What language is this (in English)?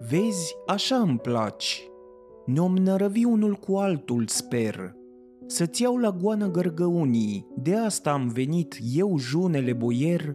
Romanian